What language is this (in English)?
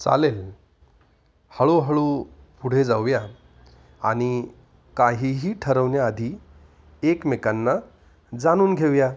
Marathi